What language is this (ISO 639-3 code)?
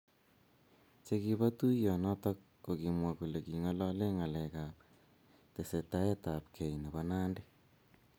kln